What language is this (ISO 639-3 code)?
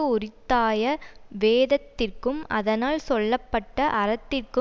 tam